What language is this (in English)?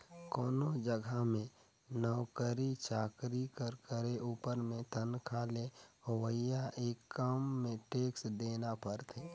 Chhattisgarhi